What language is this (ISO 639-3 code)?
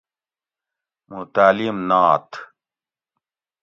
gwc